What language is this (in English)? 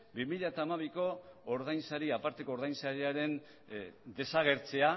Basque